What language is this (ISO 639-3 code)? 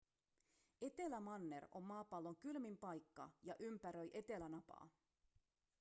fin